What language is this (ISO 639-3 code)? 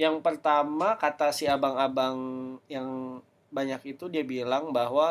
ind